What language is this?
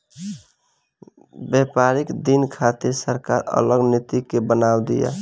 Bhojpuri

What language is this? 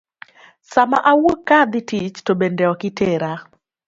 Luo (Kenya and Tanzania)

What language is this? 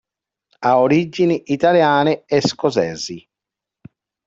Italian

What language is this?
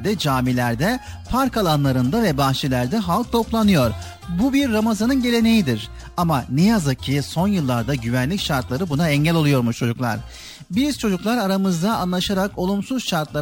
Turkish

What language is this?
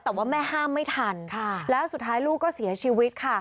Thai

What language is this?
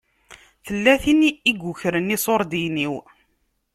Kabyle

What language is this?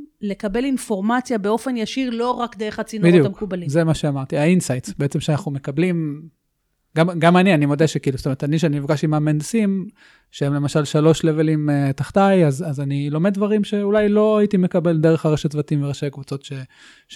Hebrew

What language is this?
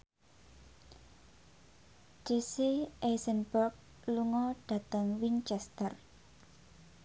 Javanese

